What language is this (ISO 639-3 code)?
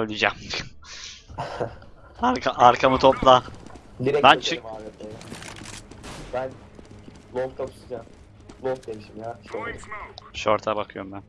tur